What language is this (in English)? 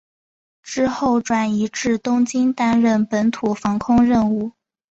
Chinese